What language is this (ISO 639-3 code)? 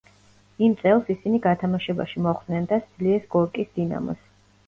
kat